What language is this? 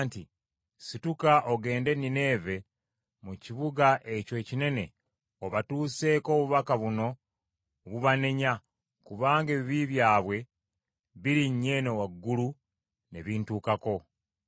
Ganda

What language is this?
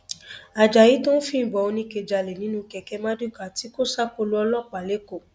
Yoruba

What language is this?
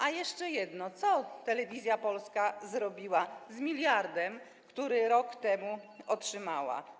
Polish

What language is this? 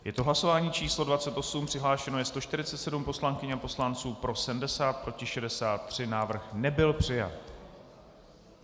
Czech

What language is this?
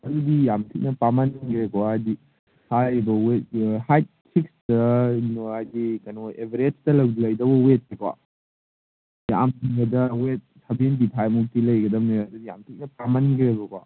Manipuri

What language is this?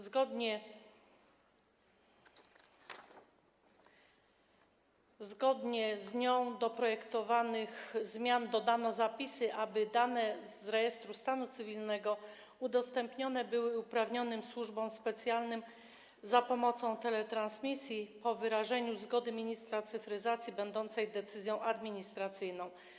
Polish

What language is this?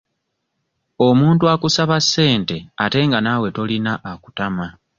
Ganda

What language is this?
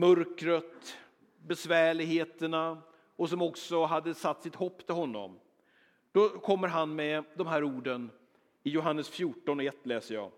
Swedish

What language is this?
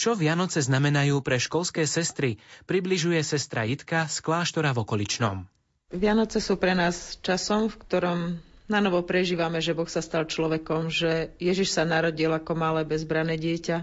Slovak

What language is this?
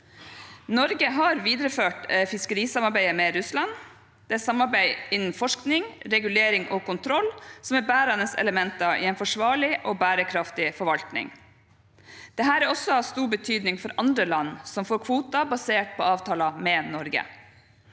Norwegian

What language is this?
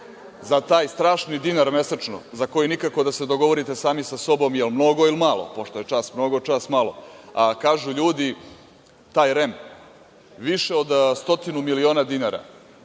Serbian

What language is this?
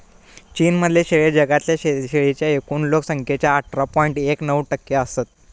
Marathi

